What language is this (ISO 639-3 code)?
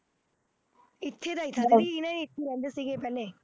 pan